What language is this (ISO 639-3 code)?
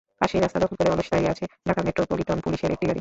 ben